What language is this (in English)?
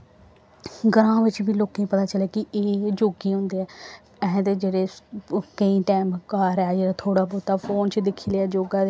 Dogri